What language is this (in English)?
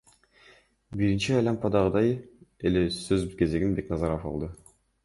Kyrgyz